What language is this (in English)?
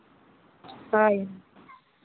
Santali